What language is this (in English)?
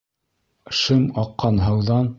Bashkir